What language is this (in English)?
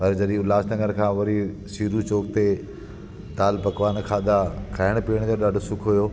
Sindhi